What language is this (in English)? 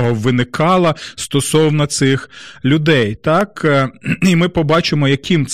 Ukrainian